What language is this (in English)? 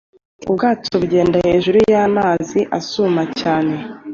Kinyarwanda